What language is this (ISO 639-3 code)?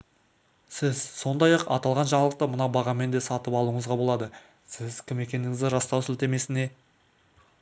kaz